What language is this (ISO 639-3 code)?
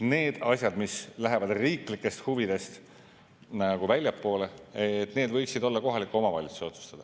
est